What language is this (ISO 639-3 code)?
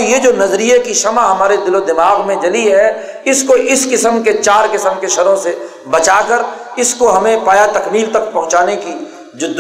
urd